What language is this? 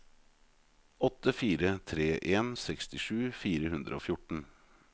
Norwegian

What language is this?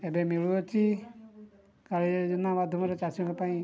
Odia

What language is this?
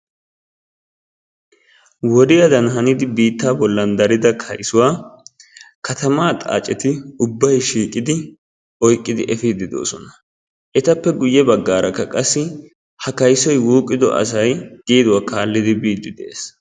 Wolaytta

